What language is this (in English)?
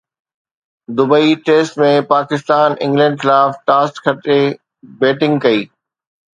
Sindhi